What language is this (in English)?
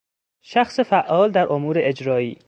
Persian